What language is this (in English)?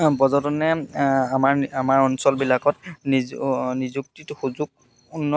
Assamese